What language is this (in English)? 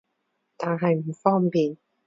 Cantonese